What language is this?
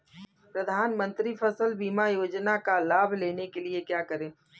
Hindi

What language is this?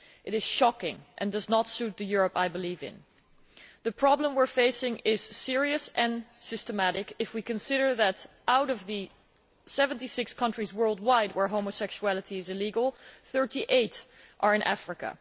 English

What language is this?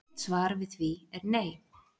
Icelandic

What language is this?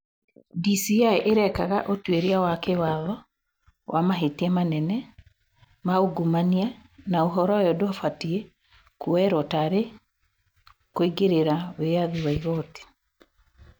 Kikuyu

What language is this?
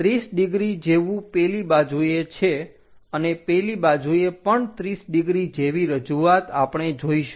Gujarati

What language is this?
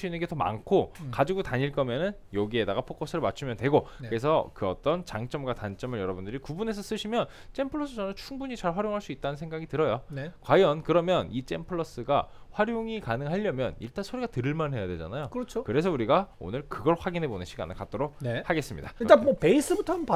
Korean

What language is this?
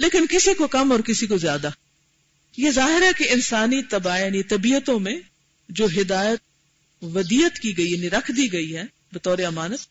Urdu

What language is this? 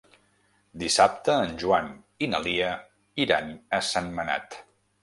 Catalan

